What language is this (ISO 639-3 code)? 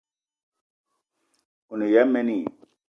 eto